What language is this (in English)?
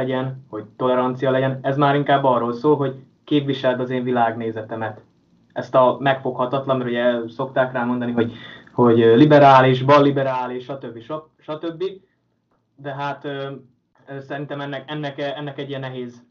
Hungarian